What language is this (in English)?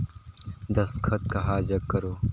Chhattisgarhi